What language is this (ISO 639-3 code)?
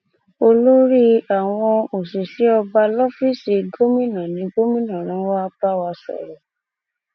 yor